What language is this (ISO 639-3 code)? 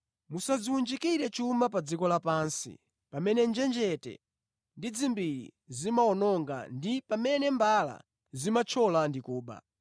nya